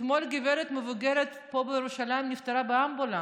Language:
Hebrew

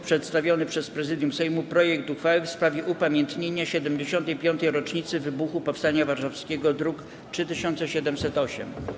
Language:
Polish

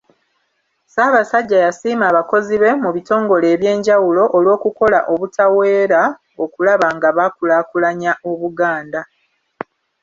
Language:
Ganda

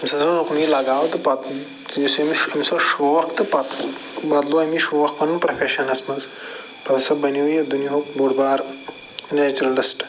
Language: Kashmiri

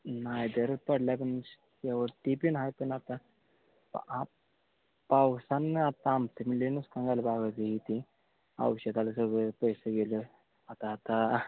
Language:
Marathi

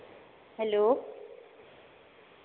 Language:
Santali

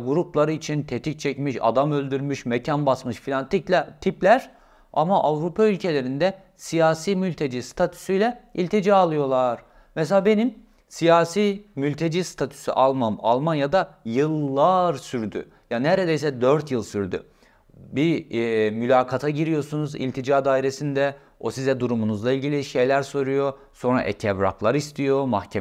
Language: Turkish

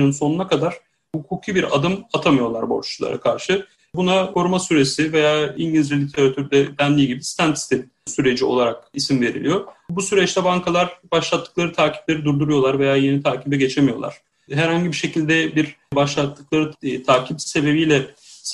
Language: Turkish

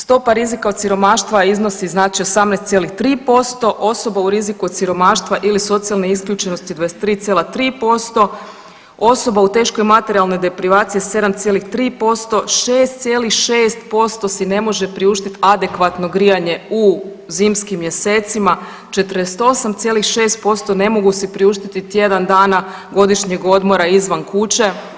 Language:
Croatian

